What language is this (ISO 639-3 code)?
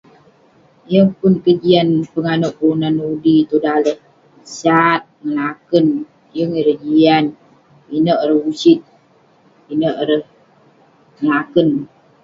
pne